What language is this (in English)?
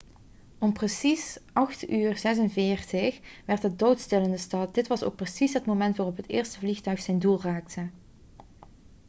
Dutch